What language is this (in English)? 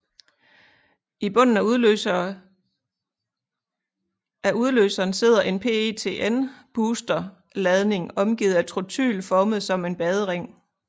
Danish